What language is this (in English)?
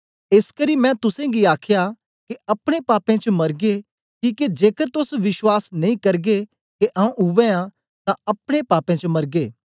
Dogri